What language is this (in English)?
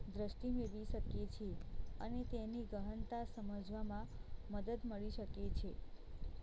Gujarati